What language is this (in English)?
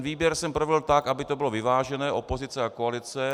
Czech